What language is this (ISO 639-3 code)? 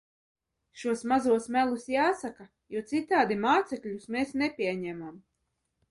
lav